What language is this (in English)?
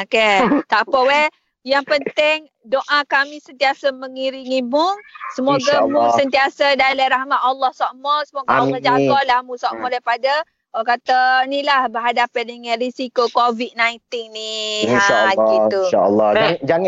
Malay